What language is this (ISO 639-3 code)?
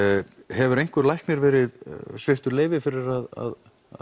isl